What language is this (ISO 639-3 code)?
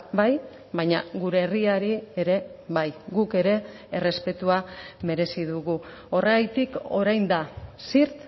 eus